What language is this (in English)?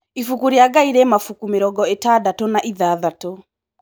Kikuyu